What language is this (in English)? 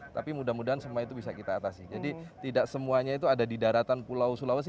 Indonesian